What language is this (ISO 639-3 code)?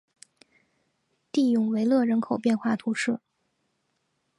zho